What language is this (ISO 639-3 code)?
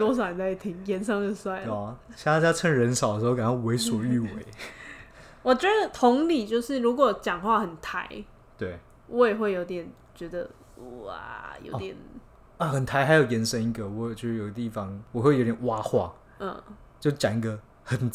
zho